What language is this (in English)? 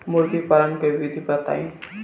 Bhojpuri